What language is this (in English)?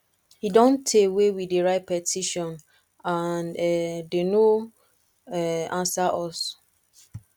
Nigerian Pidgin